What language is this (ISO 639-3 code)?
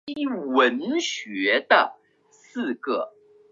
zho